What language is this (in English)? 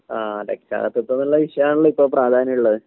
Malayalam